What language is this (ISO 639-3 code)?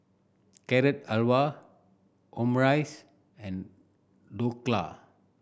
eng